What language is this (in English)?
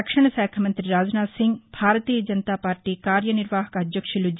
Telugu